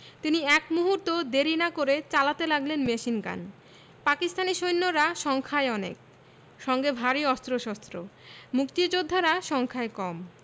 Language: Bangla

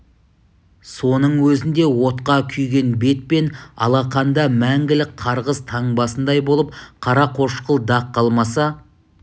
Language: Kazakh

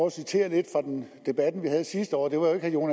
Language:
Danish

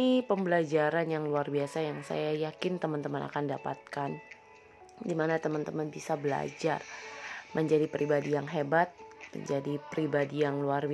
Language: Indonesian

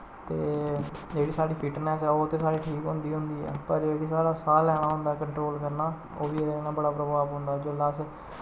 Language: Dogri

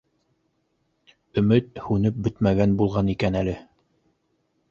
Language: Bashkir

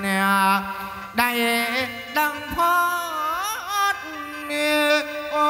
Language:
Thai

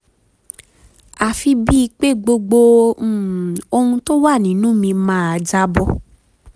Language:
Yoruba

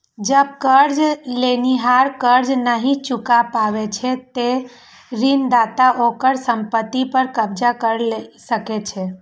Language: Maithili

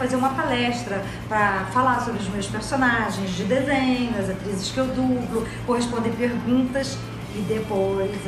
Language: Portuguese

